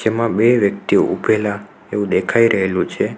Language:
Gujarati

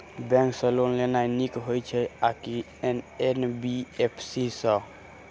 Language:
Maithili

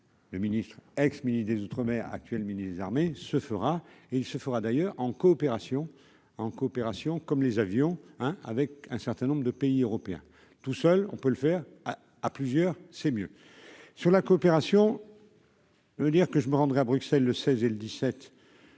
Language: French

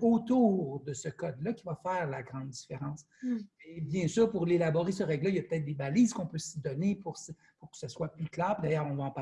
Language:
French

